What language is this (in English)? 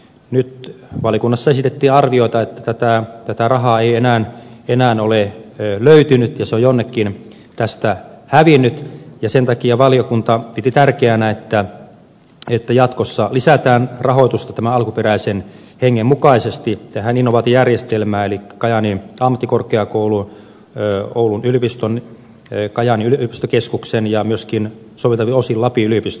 Finnish